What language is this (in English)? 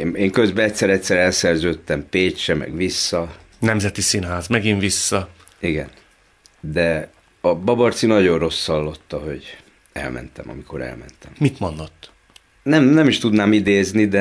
Hungarian